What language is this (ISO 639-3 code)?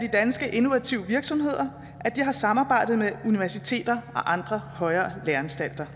dan